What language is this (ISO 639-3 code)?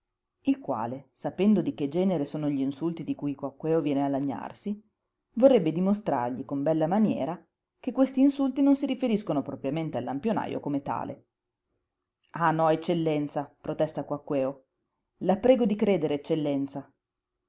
ita